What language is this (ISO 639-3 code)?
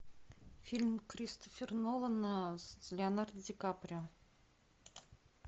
rus